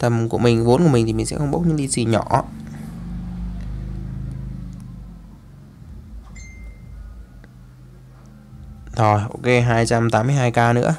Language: Vietnamese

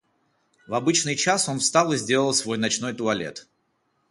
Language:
Russian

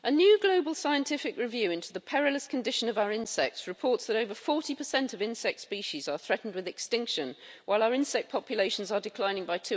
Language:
English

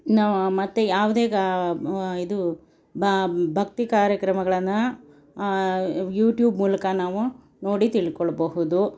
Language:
Kannada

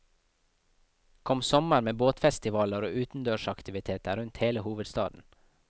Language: Norwegian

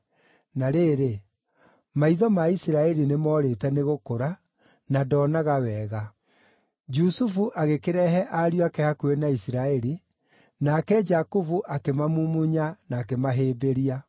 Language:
Kikuyu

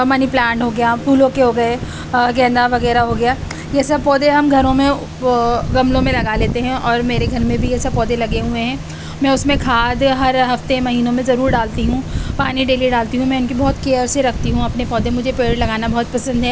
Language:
Urdu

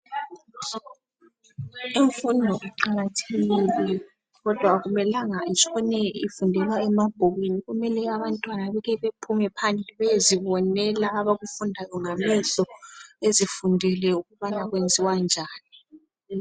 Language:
North Ndebele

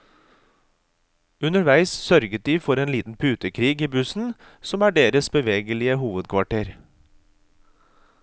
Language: Norwegian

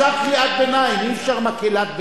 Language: Hebrew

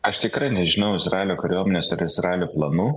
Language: Lithuanian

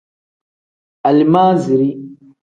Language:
Tem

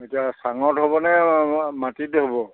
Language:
Assamese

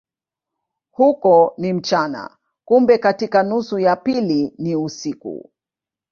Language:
Swahili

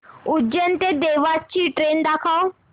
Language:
Marathi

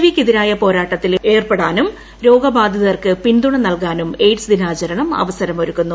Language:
Malayalam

